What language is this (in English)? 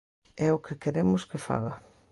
Galician